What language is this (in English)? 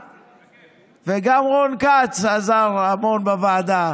Hebrew